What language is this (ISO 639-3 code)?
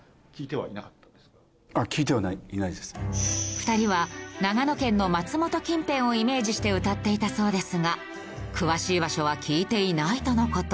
jpn